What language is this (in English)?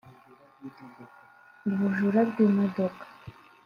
Kinyarwanda